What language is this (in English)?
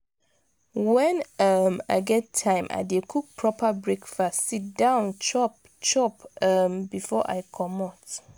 Nigerian Pidgin